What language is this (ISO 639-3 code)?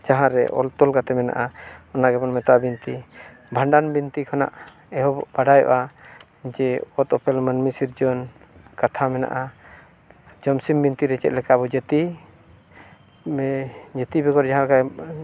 sat